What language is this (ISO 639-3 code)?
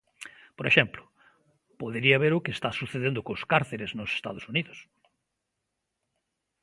glg